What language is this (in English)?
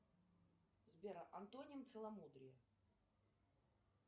Russian